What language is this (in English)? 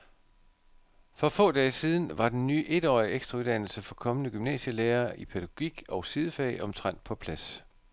Danish